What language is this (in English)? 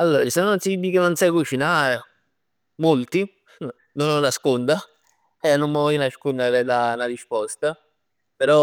Neapolitan